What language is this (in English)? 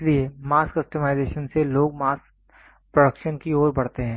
Hindi